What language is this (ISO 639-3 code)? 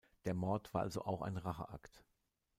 deu